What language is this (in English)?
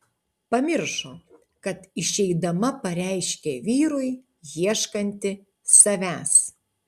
Lithuanian